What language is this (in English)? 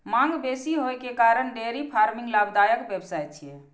Maithili